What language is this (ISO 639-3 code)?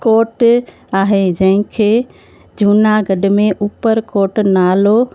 snd